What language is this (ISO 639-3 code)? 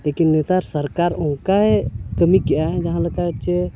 sat